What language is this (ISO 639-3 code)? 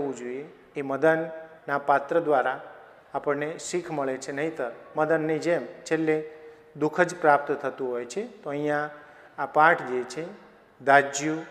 hin